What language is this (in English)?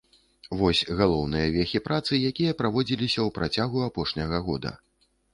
Belarusian